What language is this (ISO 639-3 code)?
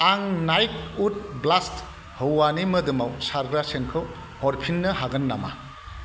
brx